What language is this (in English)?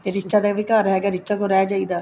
Punjabi